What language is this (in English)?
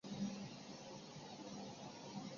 Chinese